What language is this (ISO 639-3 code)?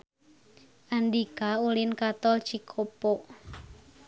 sun